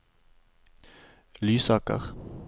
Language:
Norwegian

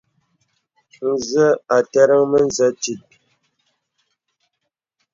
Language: Bebele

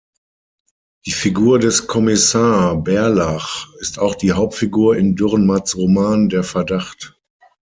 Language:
German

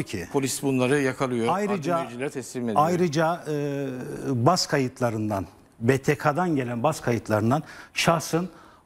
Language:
Turkish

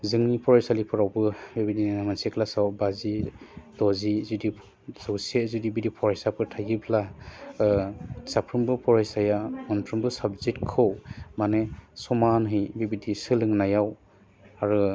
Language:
Bodo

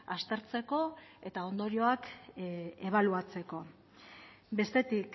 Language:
Basque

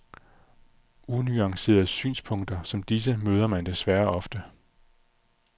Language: Danish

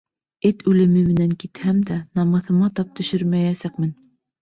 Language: Bashkir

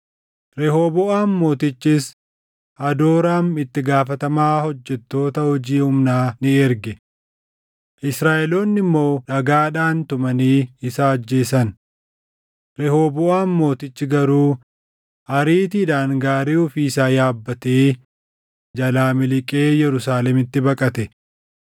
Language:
Oromo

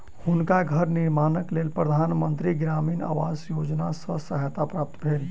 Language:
Maithili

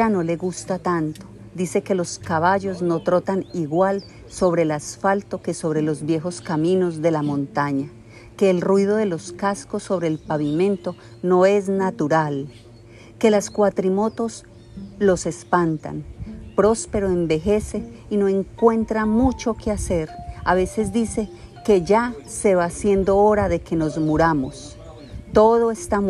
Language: Spanish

